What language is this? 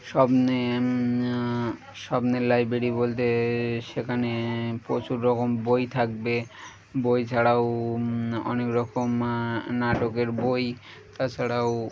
Bangla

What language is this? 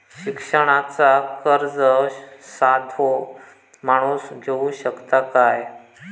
Marathi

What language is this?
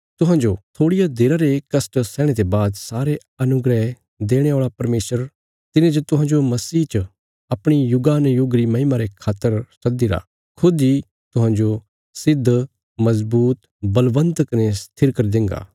Bilaspuri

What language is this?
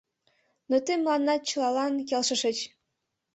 Mari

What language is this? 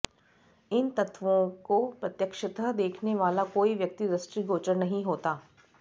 Sanskrit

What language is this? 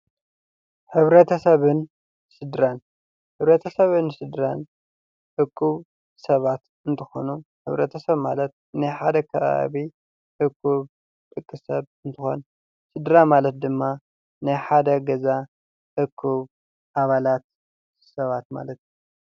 Tigrinya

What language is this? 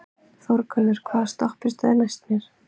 Icelandic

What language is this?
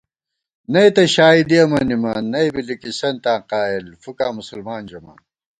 Gawar-Bati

